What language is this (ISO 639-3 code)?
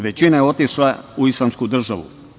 srp